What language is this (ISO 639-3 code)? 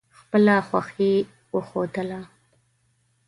pus